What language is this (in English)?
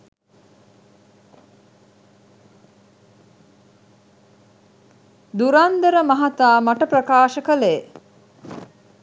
Sinhala